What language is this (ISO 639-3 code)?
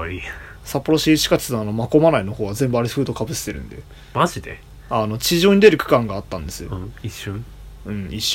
jpn